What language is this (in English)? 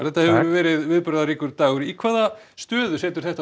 Icelandic